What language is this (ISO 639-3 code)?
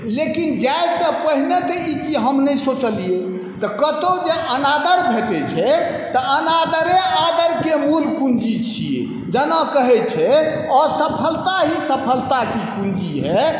mai